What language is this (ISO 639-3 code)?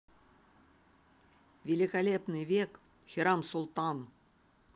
rus